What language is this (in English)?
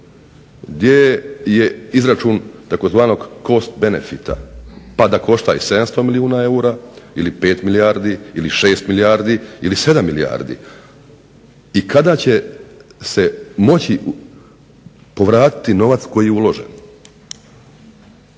Croatian